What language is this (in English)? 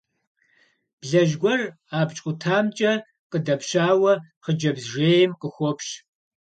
Kabardian